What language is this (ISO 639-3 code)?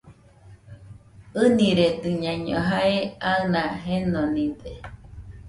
hux